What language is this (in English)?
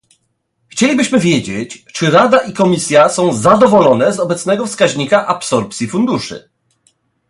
Polish